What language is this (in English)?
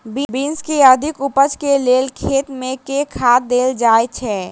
Maithili